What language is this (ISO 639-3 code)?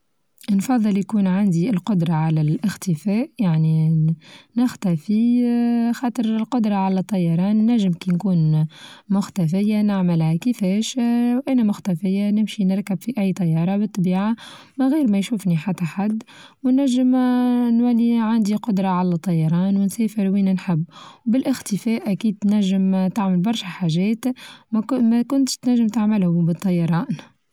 aeb